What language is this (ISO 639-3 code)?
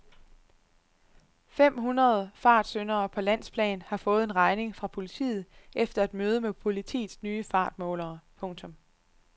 dan